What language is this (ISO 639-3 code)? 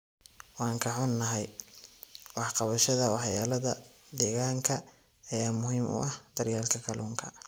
som